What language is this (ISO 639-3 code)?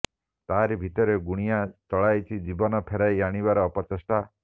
ori